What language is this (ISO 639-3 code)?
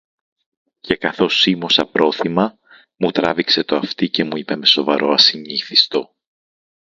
ell